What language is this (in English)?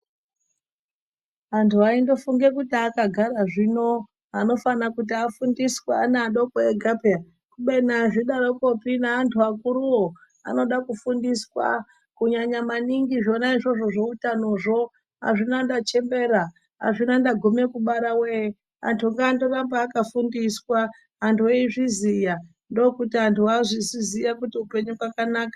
Ndau